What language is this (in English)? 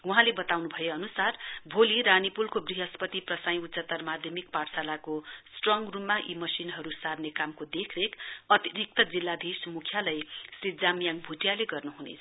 Nepali